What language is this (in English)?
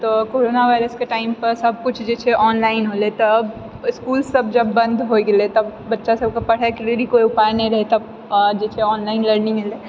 Maithili